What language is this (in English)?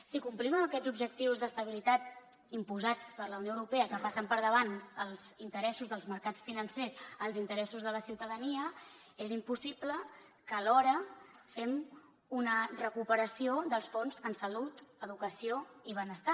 Catalan